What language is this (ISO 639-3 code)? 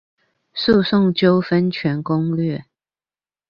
zho